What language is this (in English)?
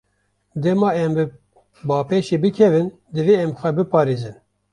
Kurdish